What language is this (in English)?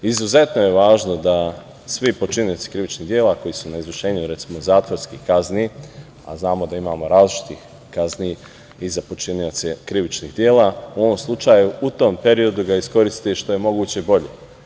Serbian